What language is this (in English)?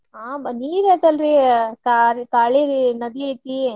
Kannada